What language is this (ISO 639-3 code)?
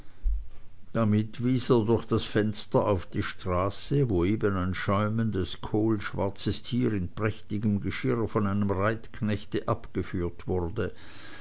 deu